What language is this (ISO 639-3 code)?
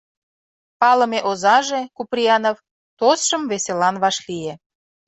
chm